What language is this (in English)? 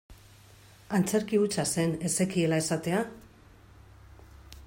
Basque